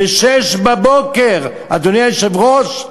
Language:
Hebrew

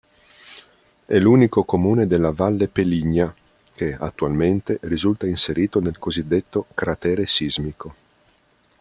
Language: Italian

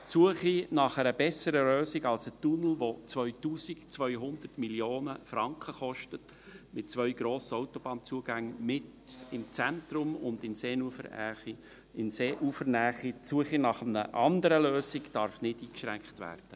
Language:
Swiss German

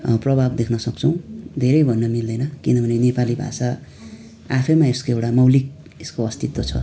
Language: Nepali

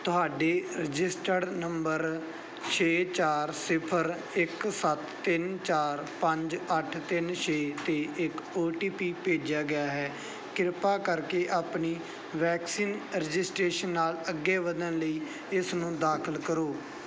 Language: Punjabi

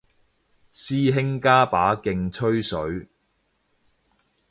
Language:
Cantonese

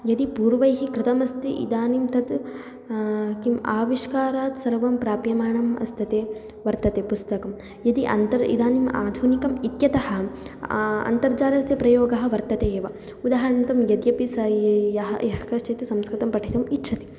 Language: Sanskrit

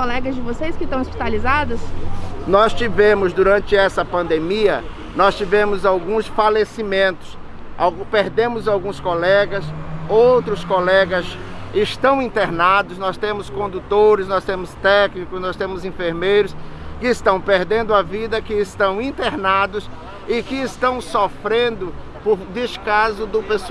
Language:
Portuguese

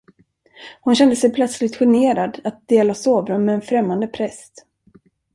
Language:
Swedish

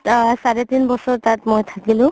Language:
Assamese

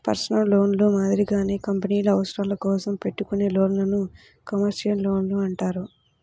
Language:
Telugu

